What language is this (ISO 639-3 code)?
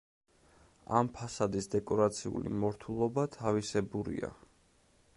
kat